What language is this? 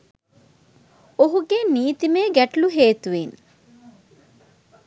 Sinhala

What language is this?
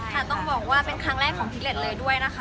Thai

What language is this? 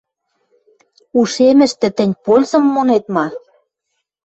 Western Mari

